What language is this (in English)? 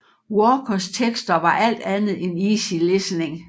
Danish